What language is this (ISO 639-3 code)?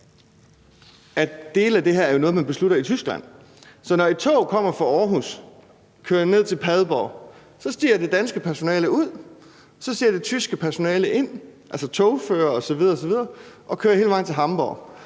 dan